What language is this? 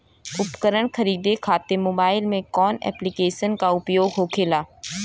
Bhojpuri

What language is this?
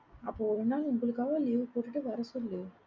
Tamil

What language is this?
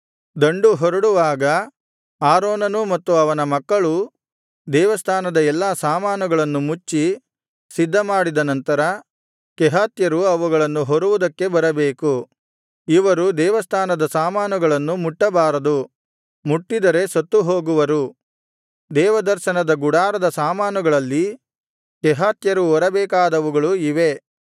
Kannada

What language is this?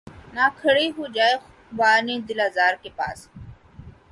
Urdu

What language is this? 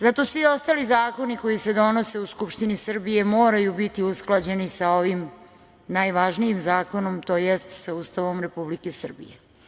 Serbian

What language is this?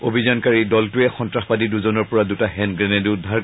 Assamese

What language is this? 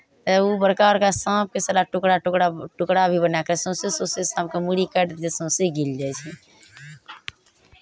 Maithili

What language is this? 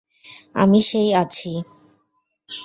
Bangla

